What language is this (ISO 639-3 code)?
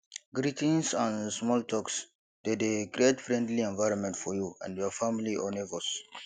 pcm